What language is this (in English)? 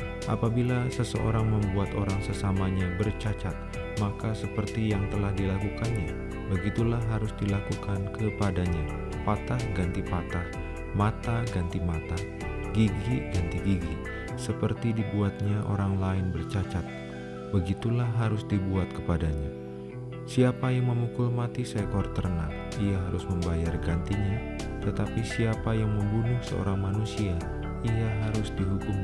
Indonesian